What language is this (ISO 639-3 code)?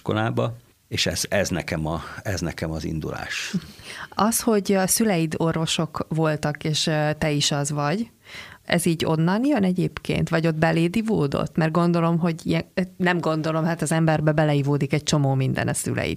hun